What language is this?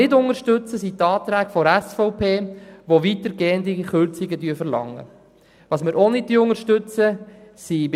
Swiss German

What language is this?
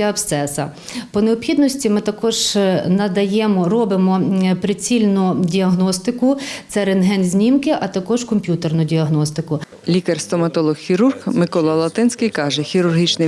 Ukrainian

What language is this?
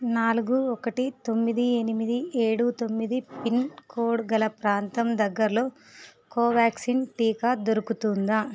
Telugu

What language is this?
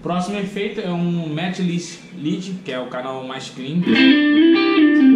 Portuguese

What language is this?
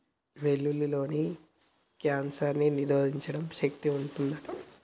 Telugu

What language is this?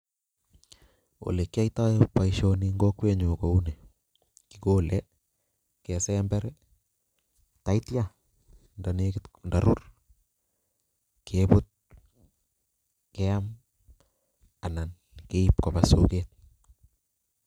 Kalenjin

